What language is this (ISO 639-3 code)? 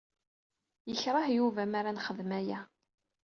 kab